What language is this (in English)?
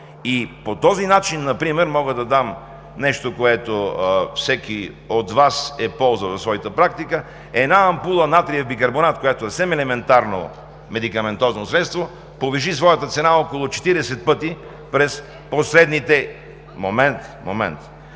Bulgarian